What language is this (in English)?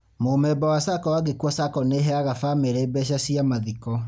Kikuyu